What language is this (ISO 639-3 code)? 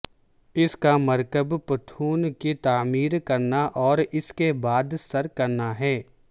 urd